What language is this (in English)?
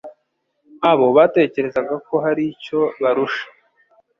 Kinyarwanda